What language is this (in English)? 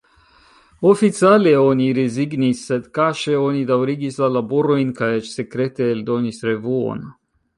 Esperanto